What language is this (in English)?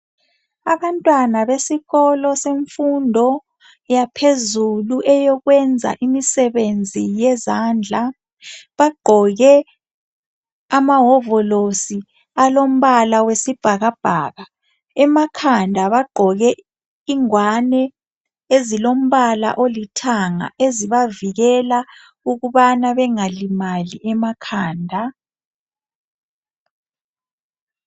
North Ndebele